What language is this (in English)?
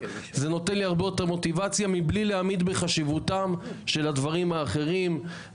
Hebrew